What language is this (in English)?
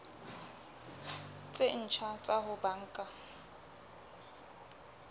Southern Sotho